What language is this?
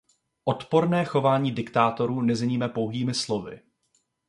Czech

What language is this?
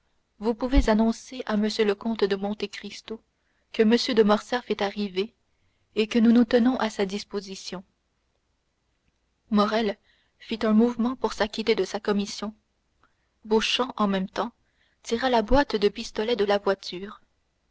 French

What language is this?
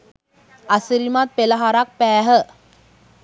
Sinhala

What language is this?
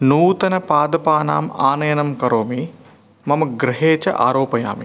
Sanskrit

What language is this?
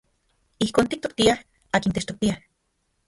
Central Puebla Nahuatl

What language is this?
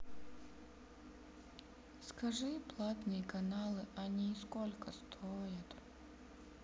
Russian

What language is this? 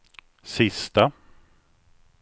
Swedish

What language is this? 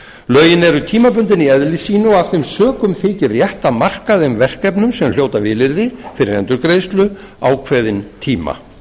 Icelandic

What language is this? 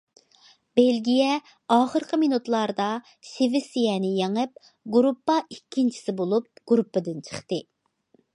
Uyghur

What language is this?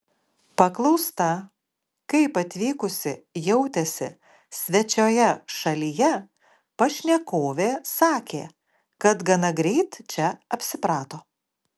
Lithuanian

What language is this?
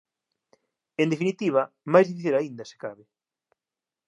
Galician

